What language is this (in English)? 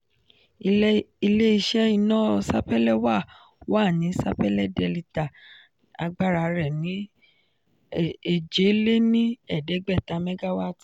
Yoruba